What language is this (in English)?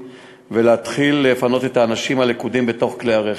Hebrew